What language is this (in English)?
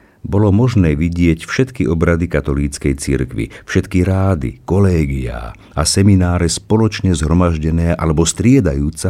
Slovak